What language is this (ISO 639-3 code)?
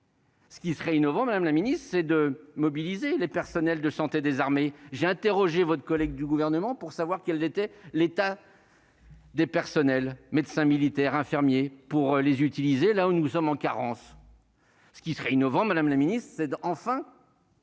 fra